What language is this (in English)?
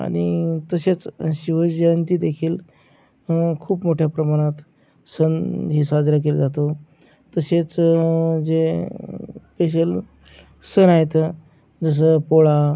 Marathi